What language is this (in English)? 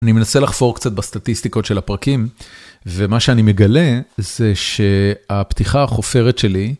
Hebrew